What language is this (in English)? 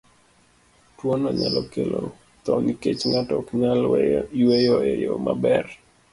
Luo (Kenya and Tanzania)